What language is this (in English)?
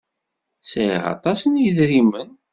Kabyle